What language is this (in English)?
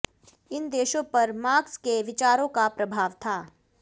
Hindi